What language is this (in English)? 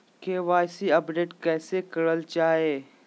Magahi